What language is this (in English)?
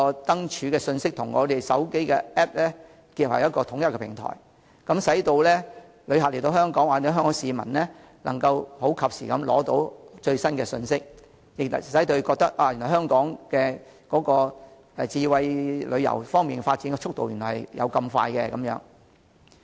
Cantonese